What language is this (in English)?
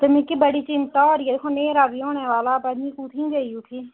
Dogri